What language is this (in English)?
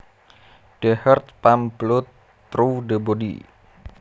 Javanese